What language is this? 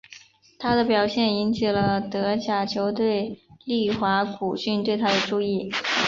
Chinese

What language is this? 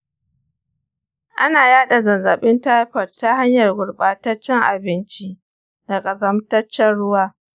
Hausa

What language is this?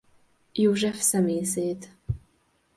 Hungarian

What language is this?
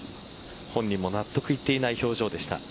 Japanese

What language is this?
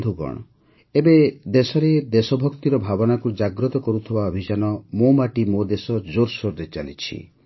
Odia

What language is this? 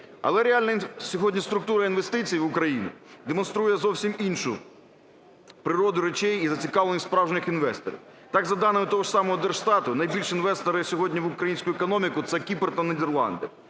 Ukrainian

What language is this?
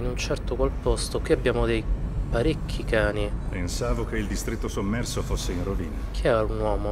Italian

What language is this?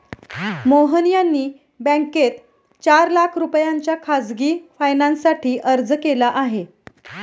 Marathi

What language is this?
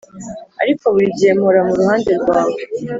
Kinyarwanda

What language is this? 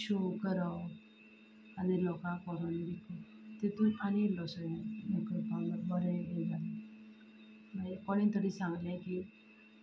Konkani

